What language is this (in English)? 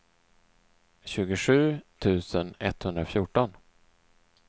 Swedish